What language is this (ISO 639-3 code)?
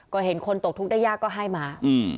tha